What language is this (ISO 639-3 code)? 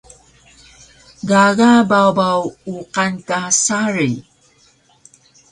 trv